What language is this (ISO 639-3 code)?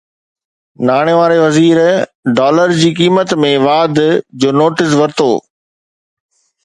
snd